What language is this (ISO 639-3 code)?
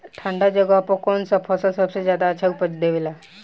bho